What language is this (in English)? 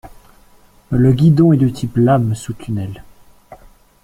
French